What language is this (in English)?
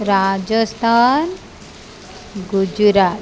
Odia